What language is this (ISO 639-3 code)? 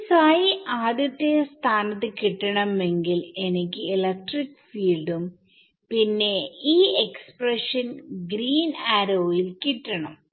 mal